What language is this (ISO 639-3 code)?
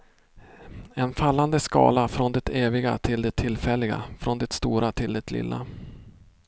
swe